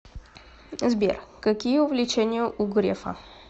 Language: Russian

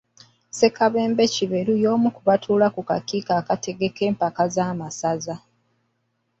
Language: Ganda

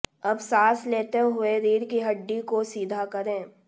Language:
Hindi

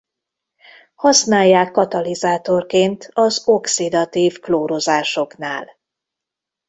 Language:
Hungarian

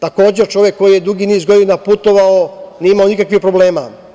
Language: Serbian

